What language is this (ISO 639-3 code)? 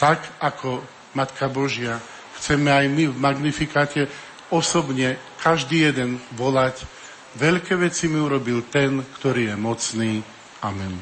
slk